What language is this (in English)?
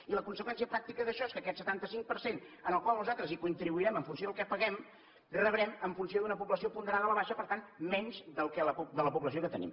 Catalan